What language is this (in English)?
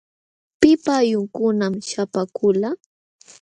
Jauja Wanca Quechua